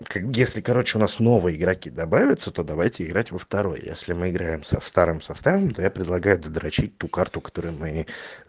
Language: Russian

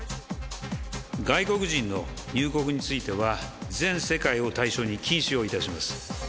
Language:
Japanese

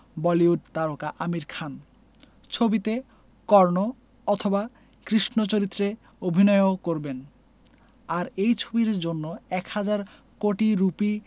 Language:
Bangla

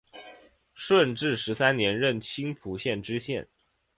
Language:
Chinese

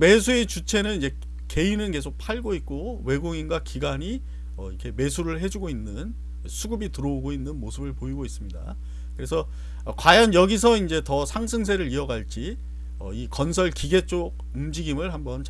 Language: Korean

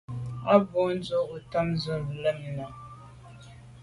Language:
Medumba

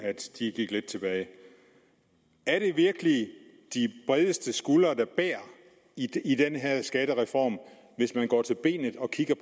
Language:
Danish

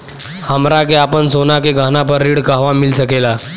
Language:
Bhojpuri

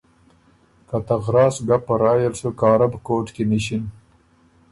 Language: Ormuri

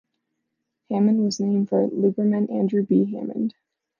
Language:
English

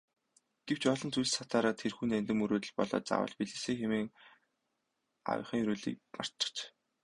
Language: Mongolian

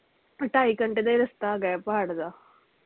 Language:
Punjabi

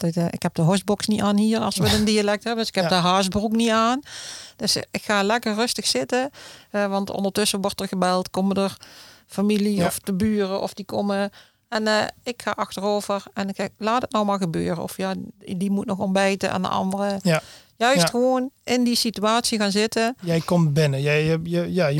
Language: Dutch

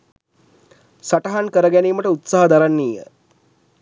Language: Sinhala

